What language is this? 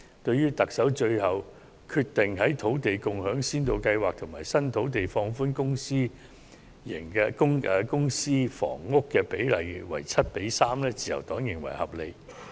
Cantonese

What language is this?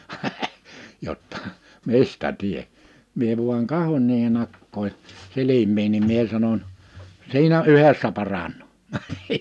Finnish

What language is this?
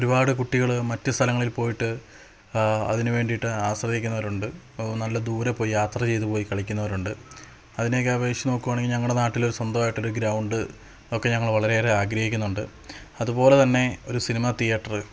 Malayalam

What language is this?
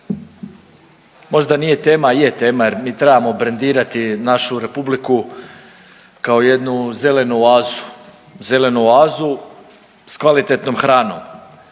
Croatian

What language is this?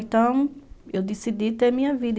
Portuguese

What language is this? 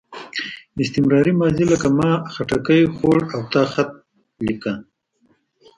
Pashto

